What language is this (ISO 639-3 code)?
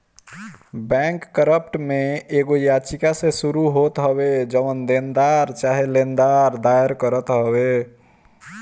bho